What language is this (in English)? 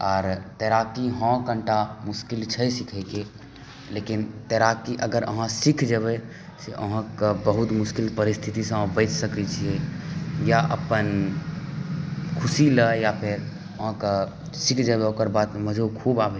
Maithili